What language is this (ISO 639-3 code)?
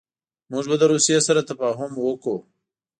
pus